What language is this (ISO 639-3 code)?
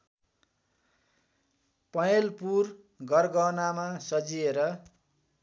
nep